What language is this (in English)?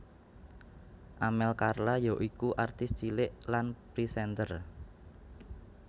Javanese